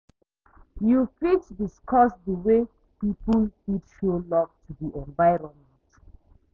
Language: Nigerian Pidgin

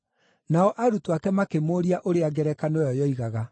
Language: Kikuyu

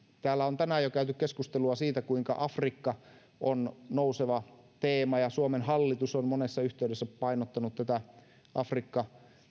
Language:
Finnish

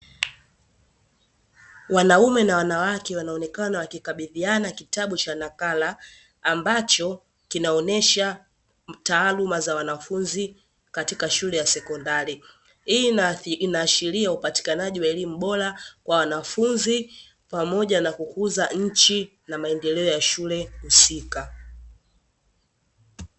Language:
Swahili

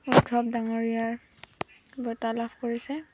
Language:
Assamese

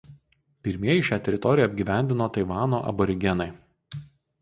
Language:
Lithuanian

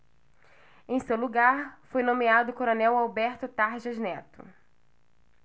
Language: Portuguese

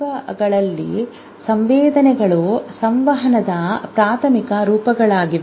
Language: Kannada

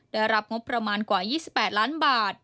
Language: Thai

